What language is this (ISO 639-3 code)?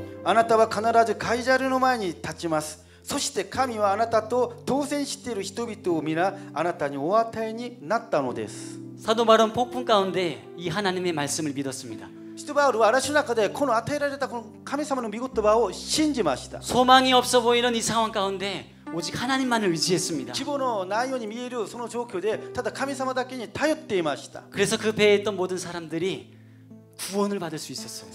kor